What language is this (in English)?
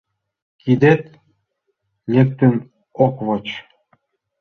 Mari